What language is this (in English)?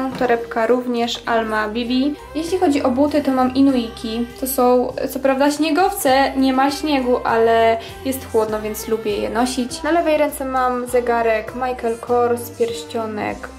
Polish